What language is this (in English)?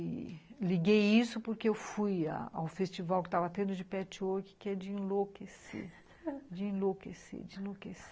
Portuguese